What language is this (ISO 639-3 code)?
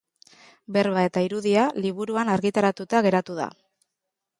eus